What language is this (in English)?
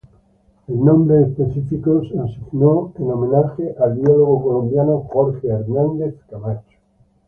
Spanish